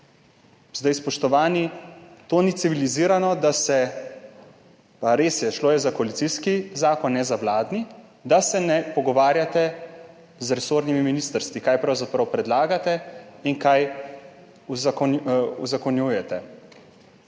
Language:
Slovenian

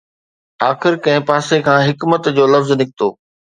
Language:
Sindhi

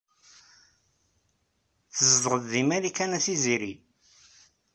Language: Kabyle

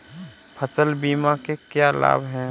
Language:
Hindi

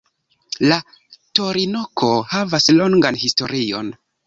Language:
Esperanto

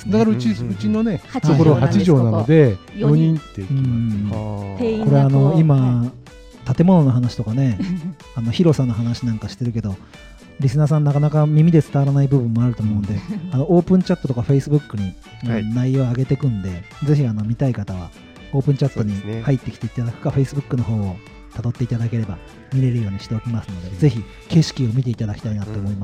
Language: Japanese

